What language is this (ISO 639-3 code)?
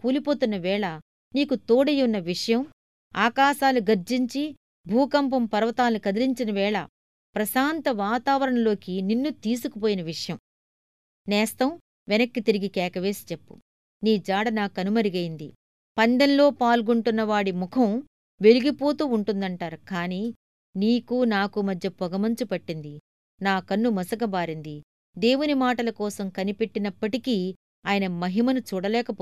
tel